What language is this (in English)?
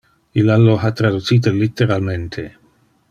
Interlingua